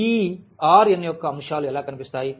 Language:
Telugu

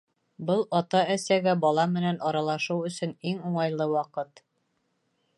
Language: Bashkir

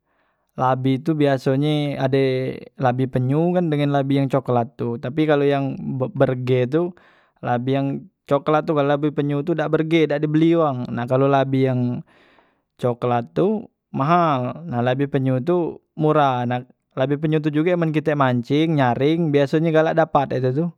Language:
Musi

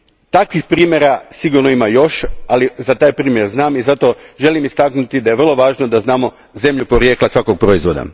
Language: Croatian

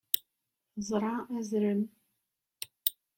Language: Kabyle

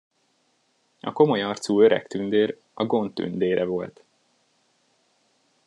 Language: Hungarian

